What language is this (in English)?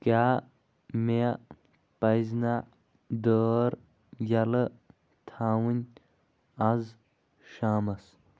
Kashmiri